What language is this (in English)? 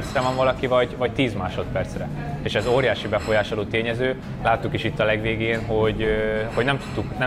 Hungarian